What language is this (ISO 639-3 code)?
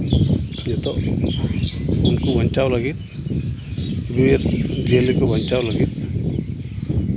sat